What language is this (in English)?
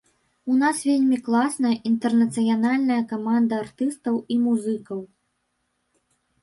Belarusian